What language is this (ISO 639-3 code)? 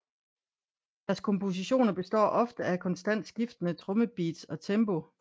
dan